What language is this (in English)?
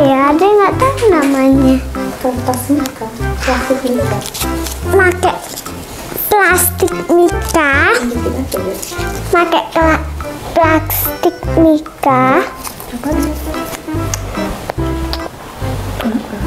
Indonesian